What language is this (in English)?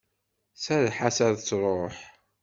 Kabyle